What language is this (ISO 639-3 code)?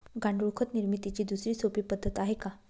mar